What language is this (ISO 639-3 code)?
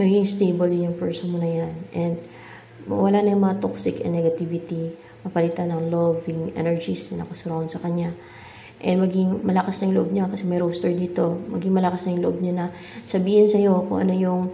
fil